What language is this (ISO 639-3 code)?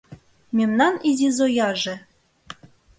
chm